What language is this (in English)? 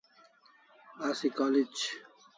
Kalasha